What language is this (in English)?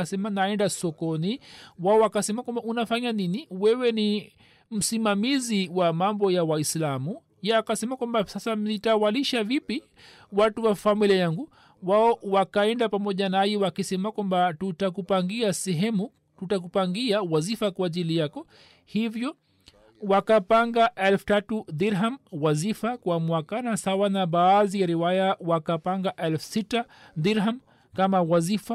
Swahili